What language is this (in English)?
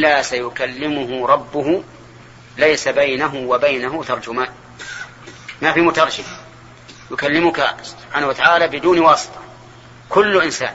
Arabic